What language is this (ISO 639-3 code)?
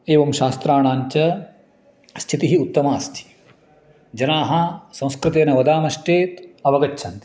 san